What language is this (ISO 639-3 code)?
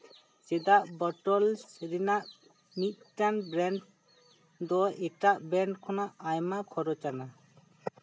sat